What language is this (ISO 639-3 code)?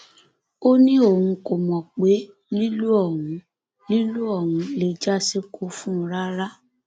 yor